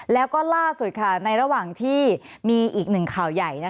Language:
Thai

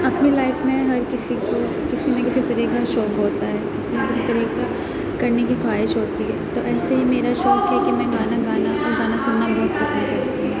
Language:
Urdu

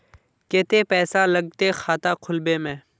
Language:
Magahi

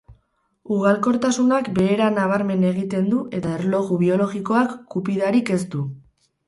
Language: Basque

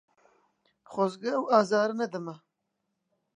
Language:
Central Kurdish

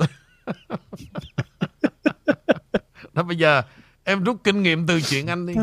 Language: Vietnamese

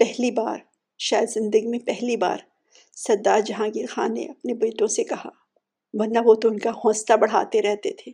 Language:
Urdu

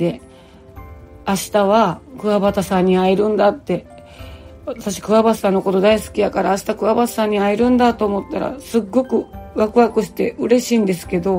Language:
Japanese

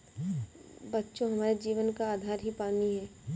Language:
Hindi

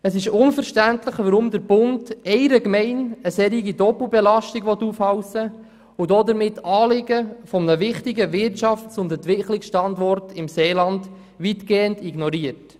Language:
Swiss German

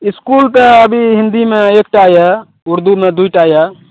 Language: Maithili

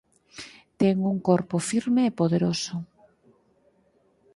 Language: Galician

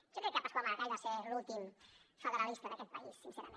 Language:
Catalan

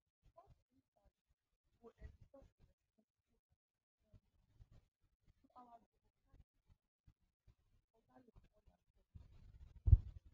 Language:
Nigerian Pidgin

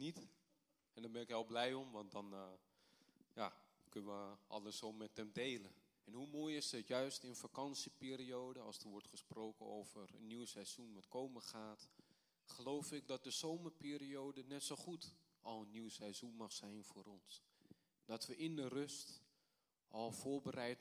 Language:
Dutch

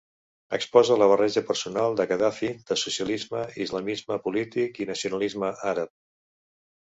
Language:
Catalan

